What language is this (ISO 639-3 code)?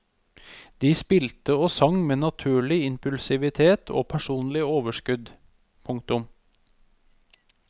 nor